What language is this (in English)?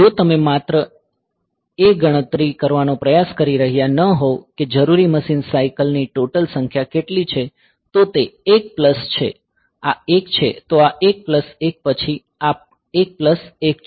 Gujarati